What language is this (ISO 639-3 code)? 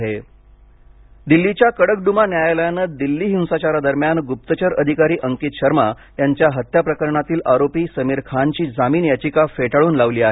mar